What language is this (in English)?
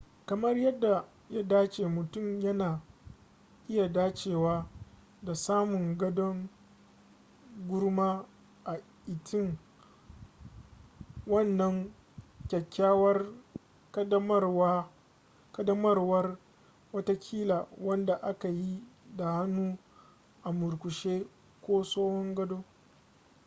Hausa